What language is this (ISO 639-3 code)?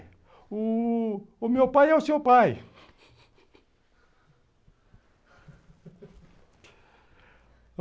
por